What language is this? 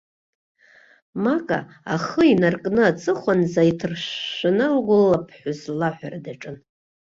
Abkhazian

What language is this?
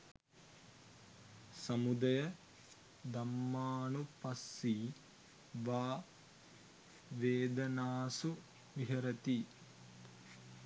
Sinhala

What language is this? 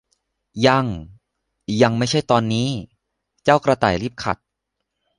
Thai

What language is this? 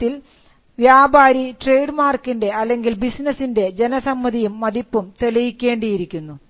Malayalam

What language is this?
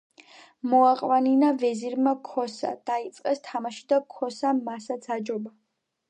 Georgian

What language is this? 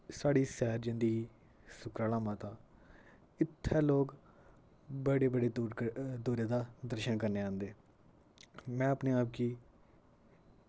Dogri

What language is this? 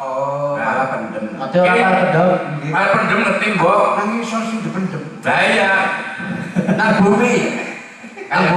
Indonesian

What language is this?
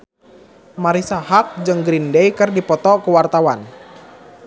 Sundanese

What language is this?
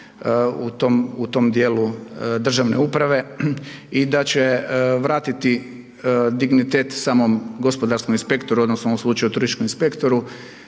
Croatian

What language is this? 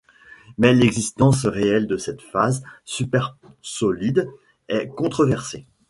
French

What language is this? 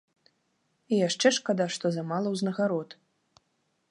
Belarusian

